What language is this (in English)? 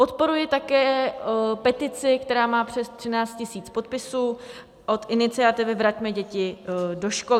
Czech